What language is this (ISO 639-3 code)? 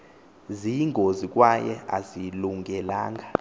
xho